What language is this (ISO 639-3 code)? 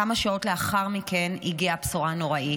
heb